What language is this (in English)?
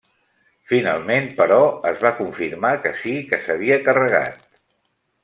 Catalan